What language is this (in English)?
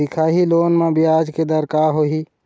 Chhattisgarhi